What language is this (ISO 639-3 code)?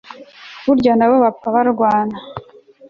kin